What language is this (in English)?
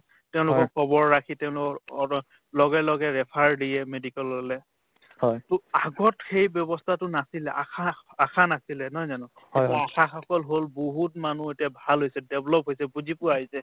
Assamese